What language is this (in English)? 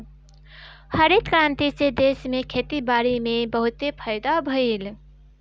Bhojpuri